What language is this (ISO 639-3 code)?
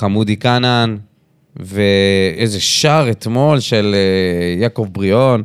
heb